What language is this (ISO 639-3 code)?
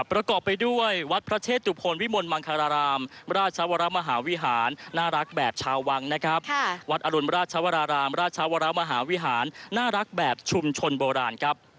tha